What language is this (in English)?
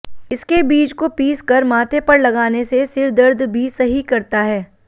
Hindi